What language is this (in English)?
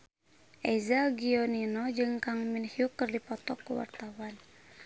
Sundanese